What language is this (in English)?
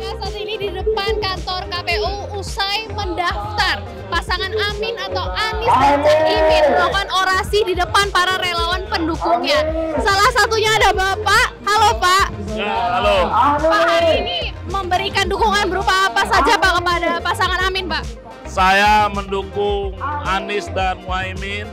Indonesian